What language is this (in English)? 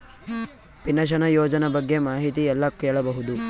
Kannada